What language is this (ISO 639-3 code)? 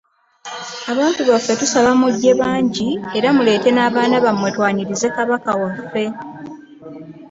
lug